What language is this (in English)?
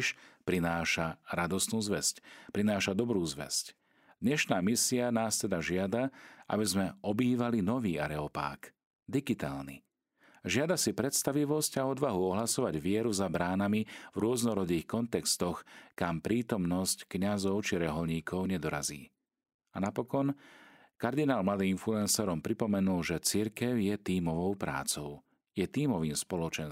Slovak